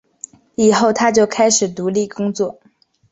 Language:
Chinese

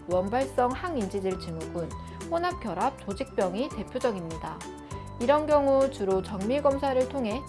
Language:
Korean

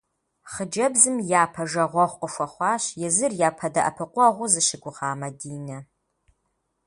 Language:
Kabardian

